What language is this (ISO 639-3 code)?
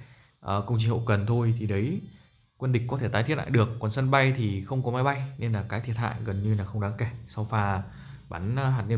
vie